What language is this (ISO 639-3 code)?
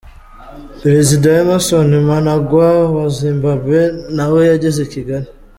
kin